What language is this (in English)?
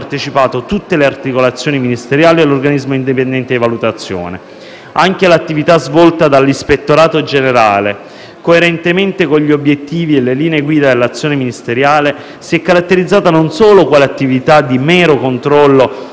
Italian